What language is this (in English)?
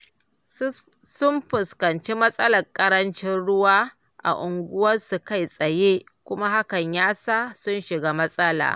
Hausa